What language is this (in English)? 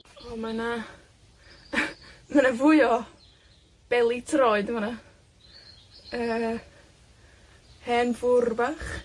Welsh